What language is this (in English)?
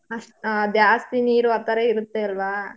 Kannada